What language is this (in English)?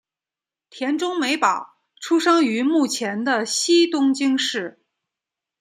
Chinese